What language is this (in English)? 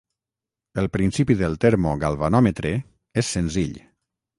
Catalan